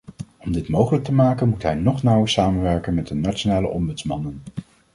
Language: Dutch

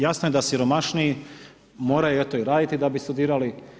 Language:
Croatian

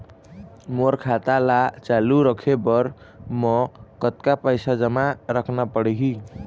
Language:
Chhattisgarhi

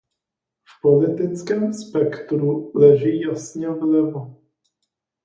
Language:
Czech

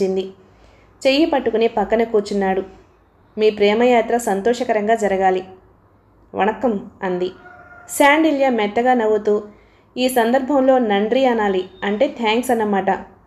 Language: Telugu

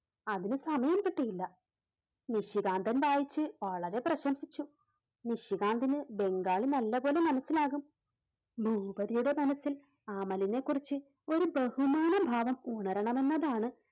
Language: Malayalam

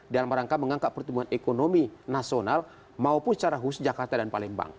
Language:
Indonesian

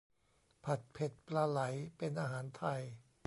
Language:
Thai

